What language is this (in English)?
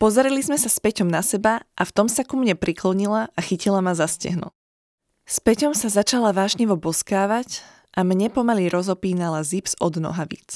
Slovak